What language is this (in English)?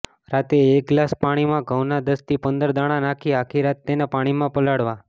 Gujarati